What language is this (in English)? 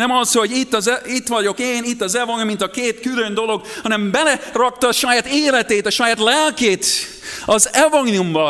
Hungarian